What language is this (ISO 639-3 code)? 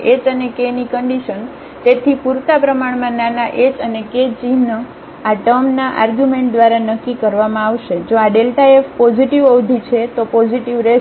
guj